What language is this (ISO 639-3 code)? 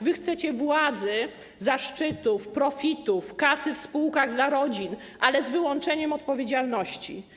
pol